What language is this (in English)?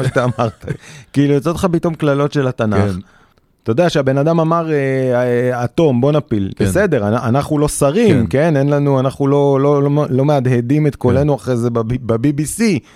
Hebrew